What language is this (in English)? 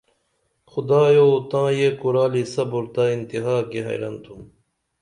Dameli